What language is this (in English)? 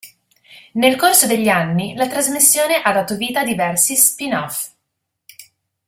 Italian